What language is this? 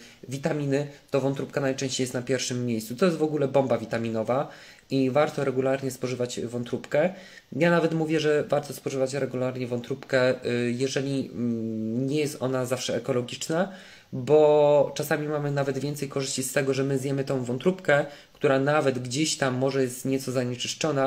Polish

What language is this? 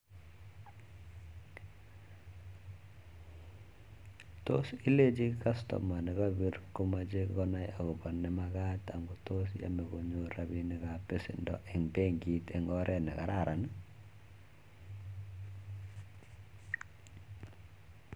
Kalenjin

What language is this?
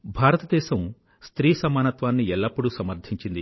Telugu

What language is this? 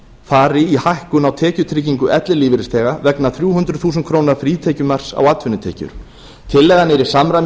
Icelandic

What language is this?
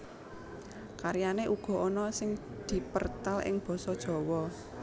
Javanese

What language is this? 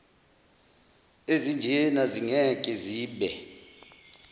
Zulu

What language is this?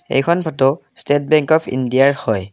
Assamese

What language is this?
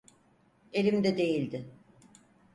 Turkish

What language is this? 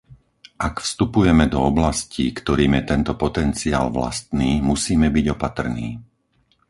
Slovak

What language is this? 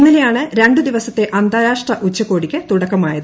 Malayalam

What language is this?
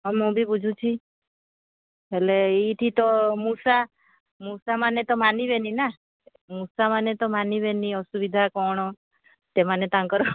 Odia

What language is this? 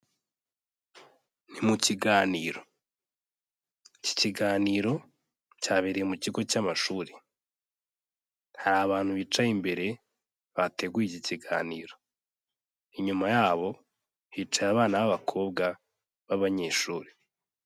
Kinyarwanda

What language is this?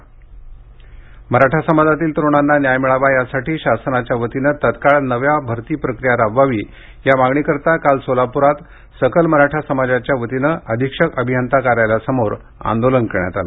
Marathi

